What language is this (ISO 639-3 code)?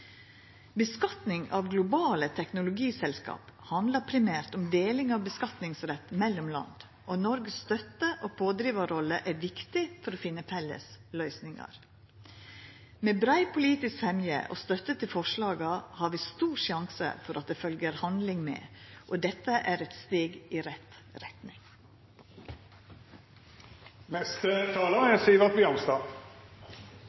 nno